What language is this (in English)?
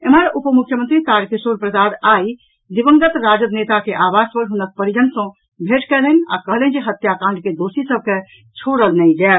Maithili